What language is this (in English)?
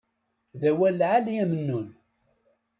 Kabyle